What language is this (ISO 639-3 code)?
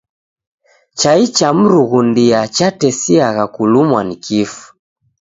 dav